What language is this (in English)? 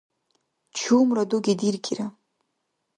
Dargwa